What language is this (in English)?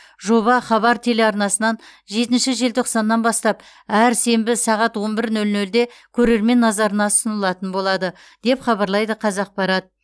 Kazakh